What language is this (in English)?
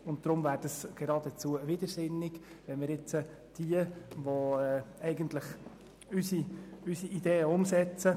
Swiss German